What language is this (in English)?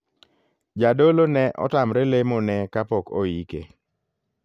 Luo (Kenya and Tanzania)